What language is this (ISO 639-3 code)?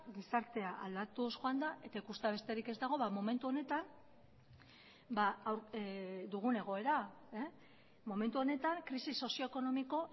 eus